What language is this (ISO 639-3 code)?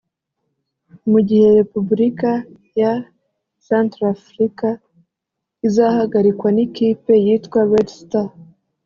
kin